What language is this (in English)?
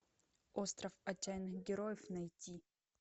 Russian